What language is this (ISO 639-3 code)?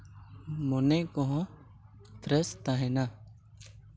sat